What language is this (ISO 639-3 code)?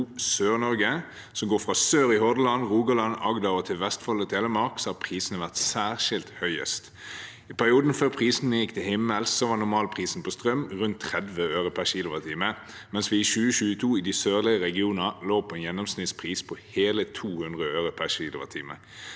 nor